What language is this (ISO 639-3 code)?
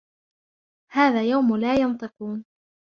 ara